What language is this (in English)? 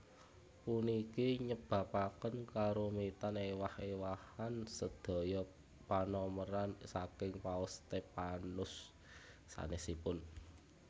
Javanese